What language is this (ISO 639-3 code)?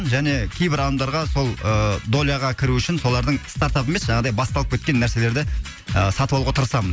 kaz